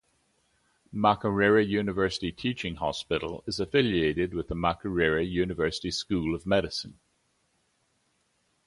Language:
English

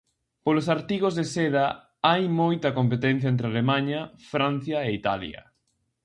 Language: Galician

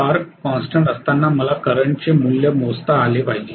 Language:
Marathi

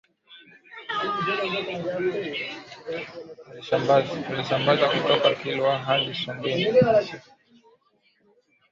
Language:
Swahili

